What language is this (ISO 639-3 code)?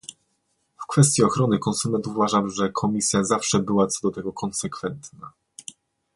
pol